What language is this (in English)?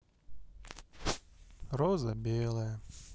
Russian